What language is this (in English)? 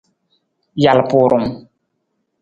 Nawdm